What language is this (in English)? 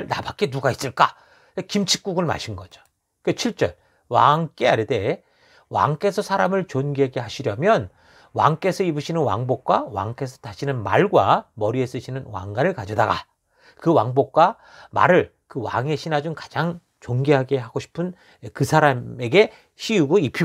Korean